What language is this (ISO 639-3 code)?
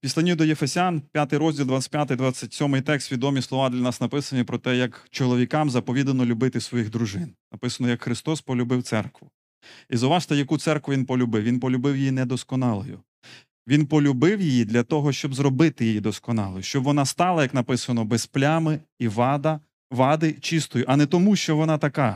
ukr